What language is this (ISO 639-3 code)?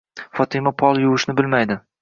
uzb